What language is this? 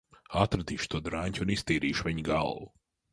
Latvian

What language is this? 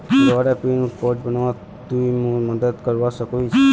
Magahi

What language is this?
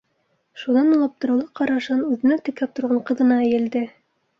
Bashkir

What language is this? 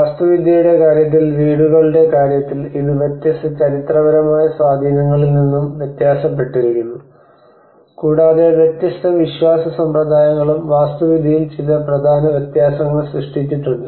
Malayalam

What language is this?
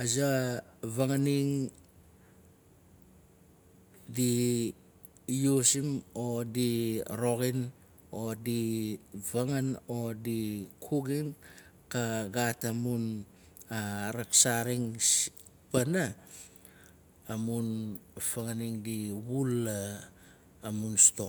Nalik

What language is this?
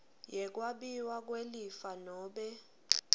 Swati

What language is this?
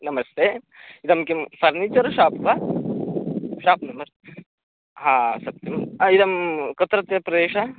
Sanskrit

